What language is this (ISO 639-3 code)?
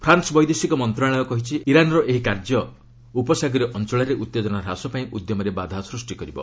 ori